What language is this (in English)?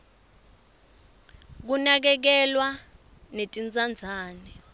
Swati